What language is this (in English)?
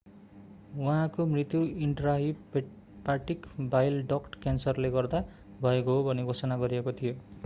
Nepali